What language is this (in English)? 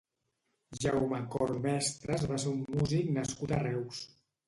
Catalan